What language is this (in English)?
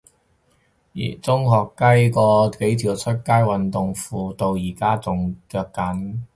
Cantonese